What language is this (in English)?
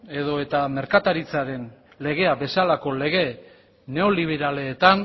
Basque